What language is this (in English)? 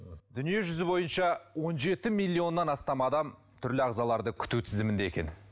Kazakh